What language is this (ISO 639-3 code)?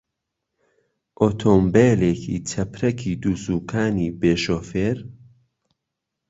ckb